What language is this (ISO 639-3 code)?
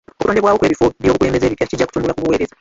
lug